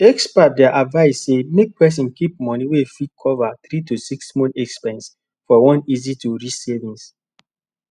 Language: Nigerian Pidgin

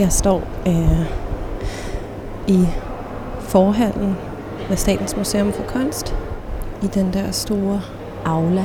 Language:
Danish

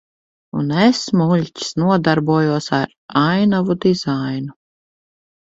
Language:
Latvian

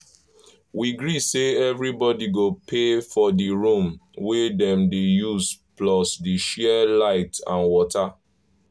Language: Nigerian Pidgin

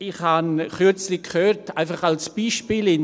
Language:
Swiss German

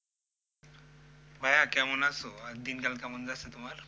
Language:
Bangla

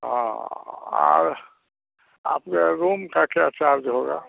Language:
Hindi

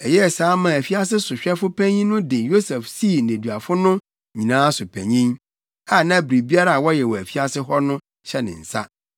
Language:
Akan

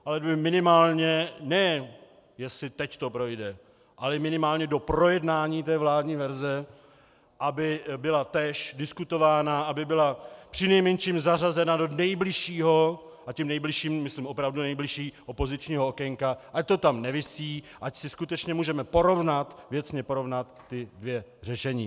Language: Czech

